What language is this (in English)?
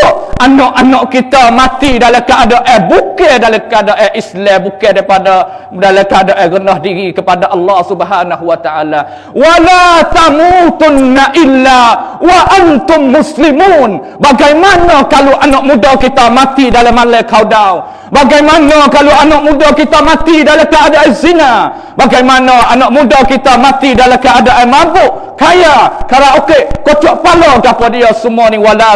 Malay